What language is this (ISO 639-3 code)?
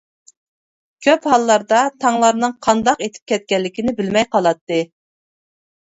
uig